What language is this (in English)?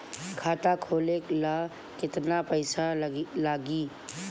Bhojpuri